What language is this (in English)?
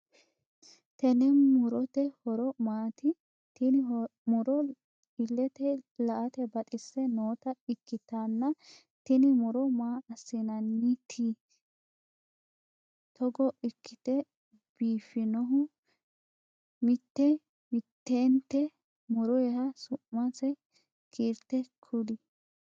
Sidamo